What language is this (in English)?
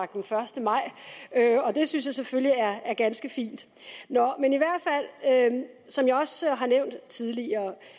Danish